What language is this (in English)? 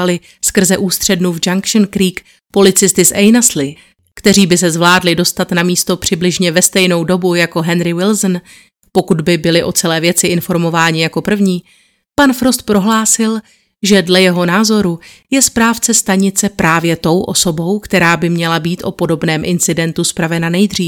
Czech